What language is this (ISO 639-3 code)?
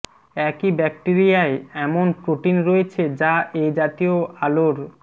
ben